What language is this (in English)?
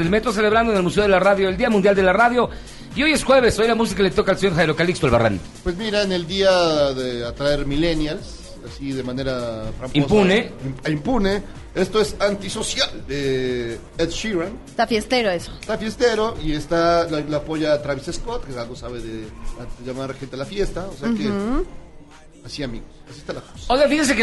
Spanish